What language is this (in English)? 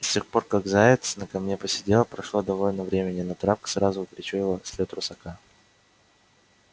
Russian